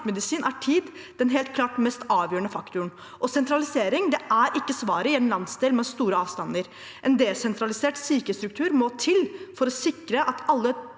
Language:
Norwegian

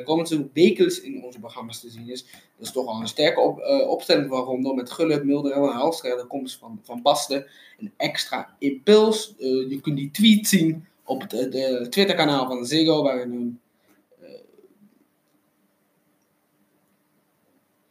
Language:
Dutch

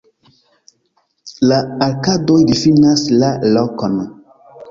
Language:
Esperanto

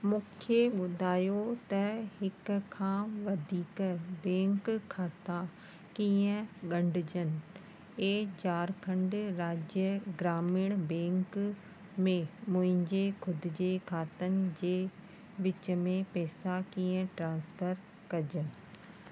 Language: Sindhi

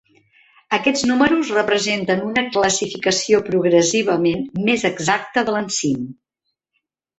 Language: Catalan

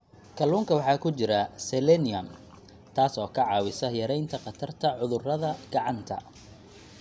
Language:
Somali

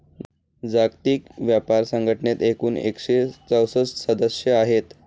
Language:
Marathi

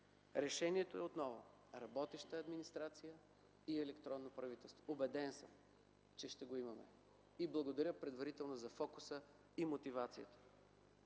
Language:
Bulgarian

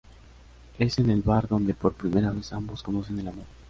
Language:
Spanish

